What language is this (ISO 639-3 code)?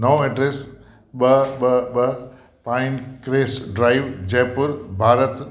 snd